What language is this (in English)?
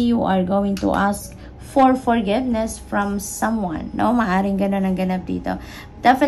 Filipino